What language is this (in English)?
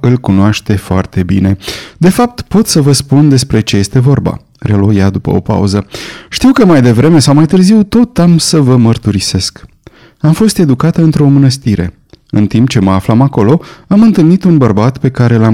Romanian